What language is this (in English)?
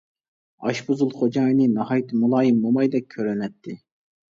Uyghur